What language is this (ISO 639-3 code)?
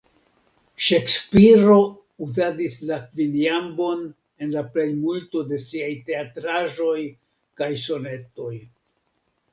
epo